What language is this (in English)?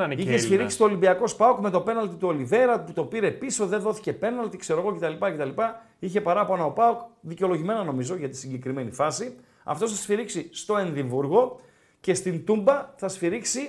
Greek